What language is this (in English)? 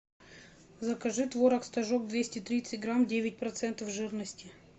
Russian